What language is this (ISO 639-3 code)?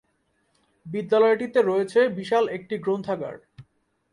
ben